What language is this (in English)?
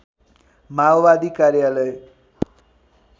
Nepali